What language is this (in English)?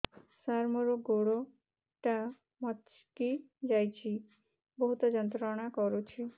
Odia